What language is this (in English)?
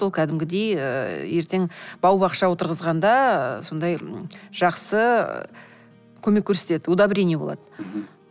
Kazakh